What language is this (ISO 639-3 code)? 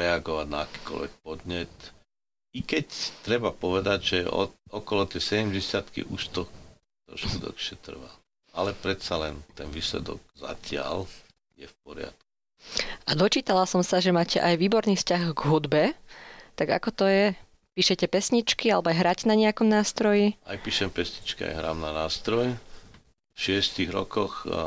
slk